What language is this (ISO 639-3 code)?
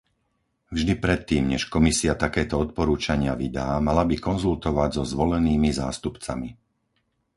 slk